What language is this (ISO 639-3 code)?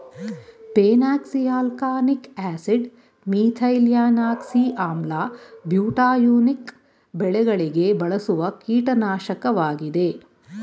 kan